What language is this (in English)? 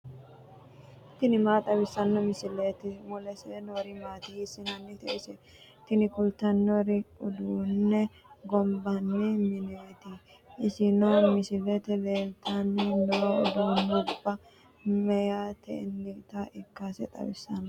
Sidamo